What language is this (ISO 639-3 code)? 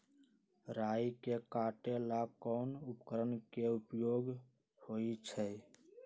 mag